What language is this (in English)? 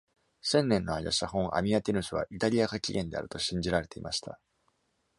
Japanese